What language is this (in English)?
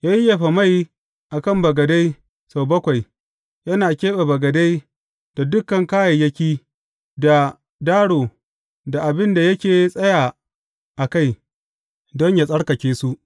Hausa